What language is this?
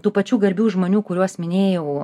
Lithuanian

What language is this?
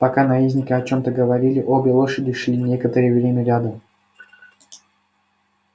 Russian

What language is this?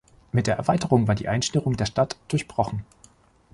German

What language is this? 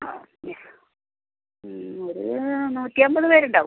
Malayalam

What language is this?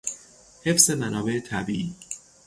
Persian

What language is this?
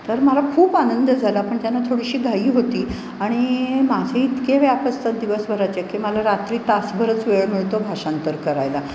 Marathi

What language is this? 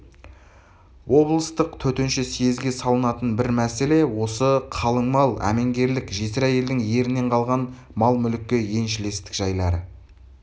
Kazakh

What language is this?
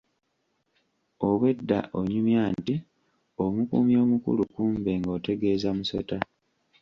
Ganda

